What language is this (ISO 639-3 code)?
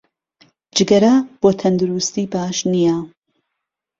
ckb